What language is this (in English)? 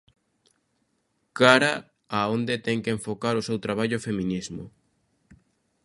Galician